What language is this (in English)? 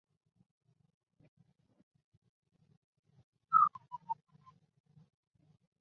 Chinese